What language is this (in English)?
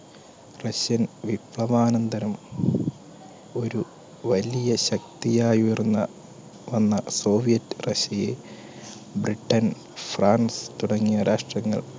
Malayalam